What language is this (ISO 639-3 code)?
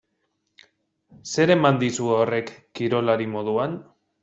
eus